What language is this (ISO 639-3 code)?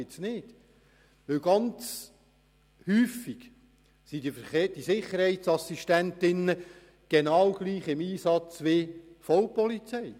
gsw